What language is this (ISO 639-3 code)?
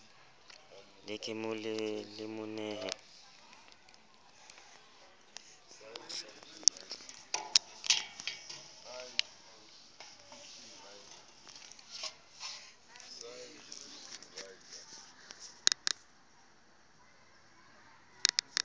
sot